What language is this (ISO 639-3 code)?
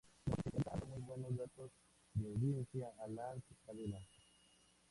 spa